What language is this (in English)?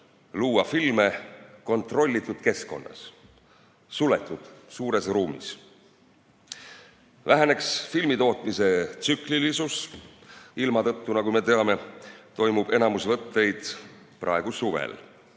Estonian